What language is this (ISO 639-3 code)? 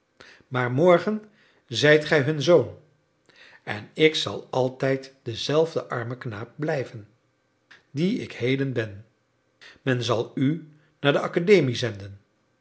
nld